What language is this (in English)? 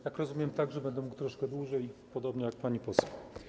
Polish